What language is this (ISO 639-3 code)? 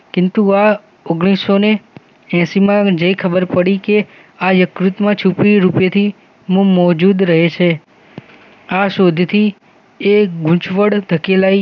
guj